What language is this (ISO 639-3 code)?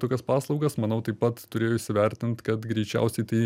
lit